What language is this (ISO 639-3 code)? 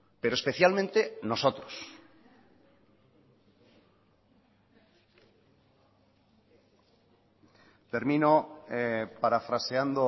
spa